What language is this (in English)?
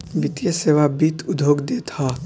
Bhojpuri